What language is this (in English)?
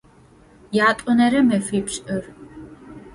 Adyghe